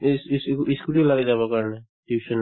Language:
Assamese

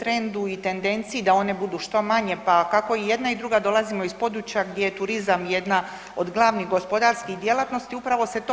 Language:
Croatian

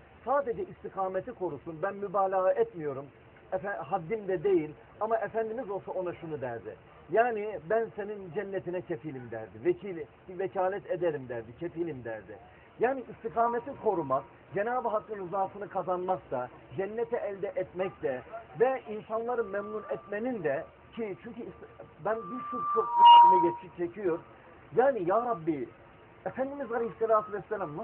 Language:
Turkish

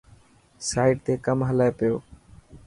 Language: Dhatki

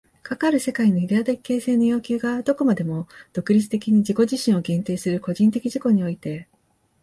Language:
Japanese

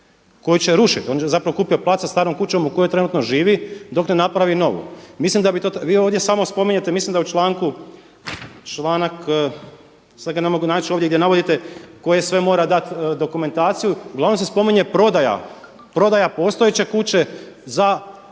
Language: Croatian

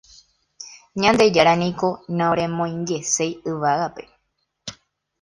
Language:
Guarani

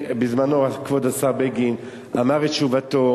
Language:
Hebrew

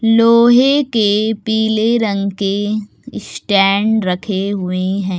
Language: Hindi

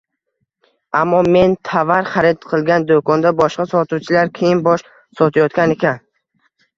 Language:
Uzbek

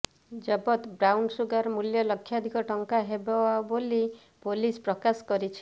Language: Odia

